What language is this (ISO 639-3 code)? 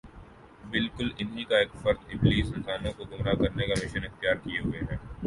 urd